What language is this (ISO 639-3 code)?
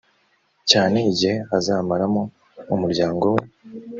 kin